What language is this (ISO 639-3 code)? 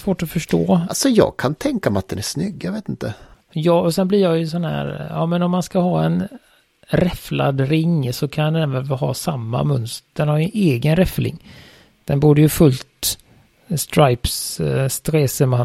swe